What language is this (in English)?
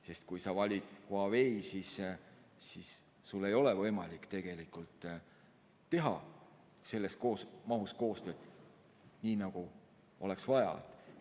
Estonian